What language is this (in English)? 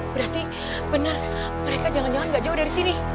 Indonesian